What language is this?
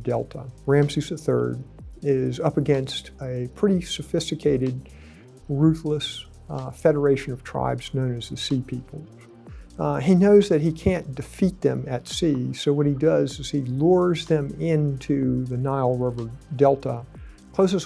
English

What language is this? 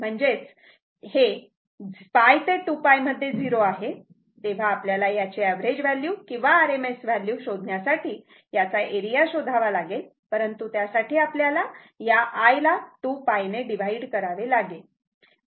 Marathi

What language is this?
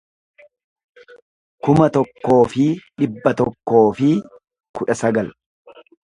Oromo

